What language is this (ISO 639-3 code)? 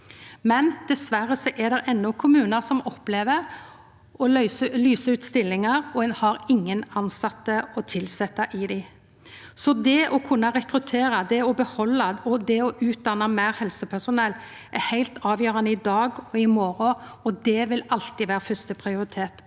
nor